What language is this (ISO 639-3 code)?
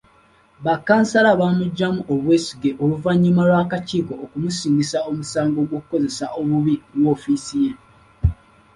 lug